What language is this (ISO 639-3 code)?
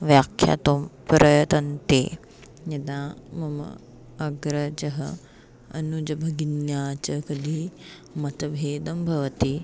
san